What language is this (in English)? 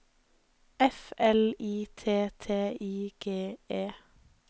Norwegian